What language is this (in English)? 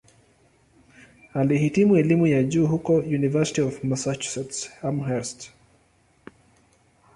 Swahili